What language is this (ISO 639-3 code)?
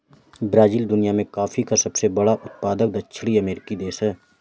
hin